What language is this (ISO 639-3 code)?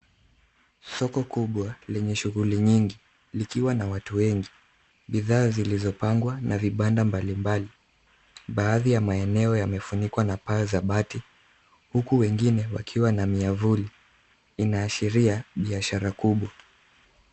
swa